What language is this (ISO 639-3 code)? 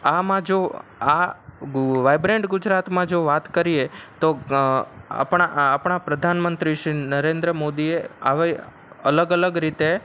guj